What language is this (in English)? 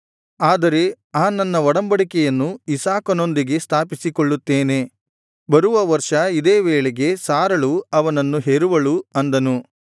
Kannada